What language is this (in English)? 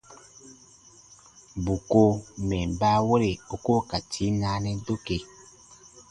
Baatonum